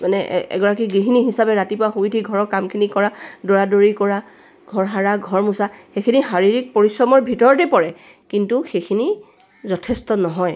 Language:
Assamese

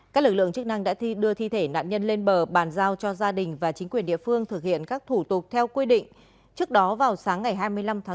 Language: Vietnamese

